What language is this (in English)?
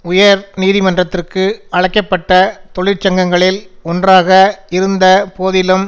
Tamil